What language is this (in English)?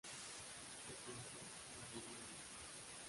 Spanish